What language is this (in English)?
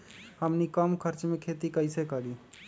Magahi